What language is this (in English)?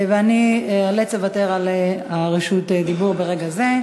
Hebrew